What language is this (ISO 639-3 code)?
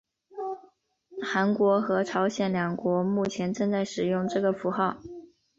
zho